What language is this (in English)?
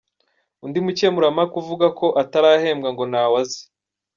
Kinyarwanda